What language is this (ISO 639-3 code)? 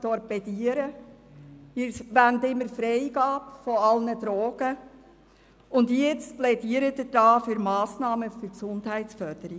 gsw